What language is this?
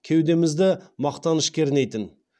Kazakh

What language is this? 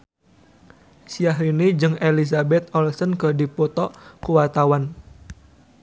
Sundanese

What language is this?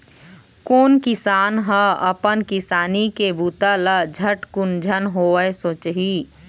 Chhattisgarhi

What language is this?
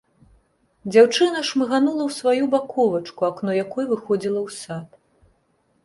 Belarusian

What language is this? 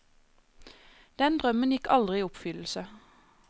Norwegian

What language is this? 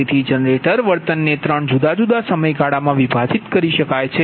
Gujarati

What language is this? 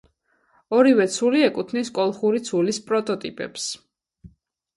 Georgian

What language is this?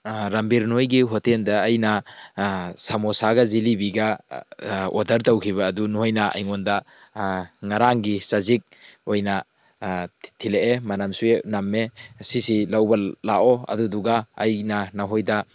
Manipuri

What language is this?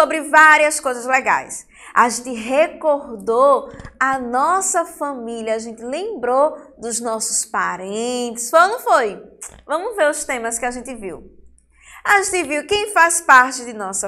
Portuguese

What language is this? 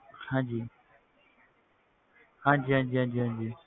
Punjabi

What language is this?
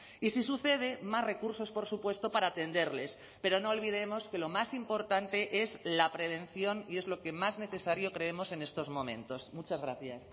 Spanish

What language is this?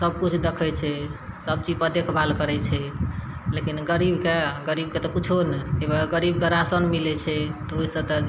Maithili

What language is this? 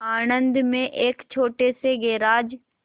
Hindi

